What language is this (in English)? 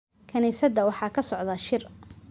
Somali